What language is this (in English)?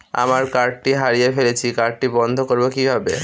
Bangla